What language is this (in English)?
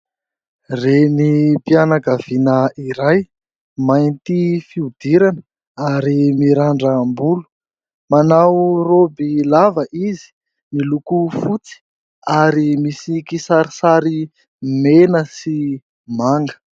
Malagasy